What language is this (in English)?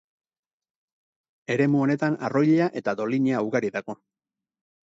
Basque